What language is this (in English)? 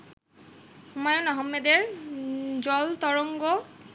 Bangla